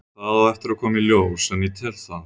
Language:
Icelandic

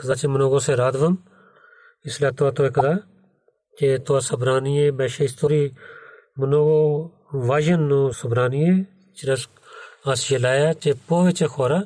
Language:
Bulgarian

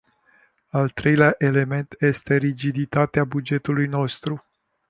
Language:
Romanian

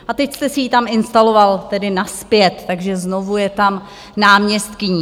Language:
Czech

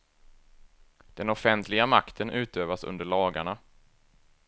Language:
Swedish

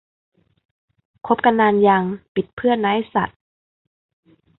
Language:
Thai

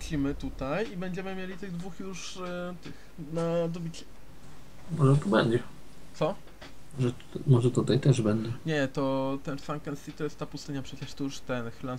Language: Polish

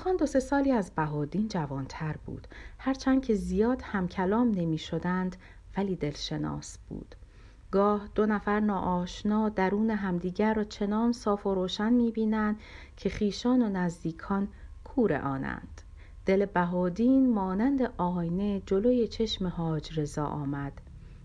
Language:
Persian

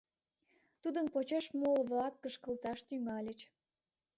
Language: Mari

